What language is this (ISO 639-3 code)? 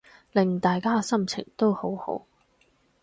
yue